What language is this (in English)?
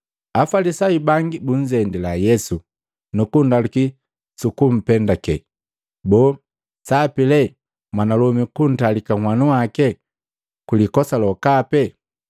Matengo